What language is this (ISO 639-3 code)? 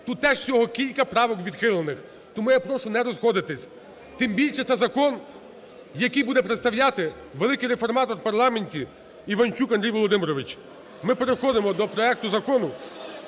ukr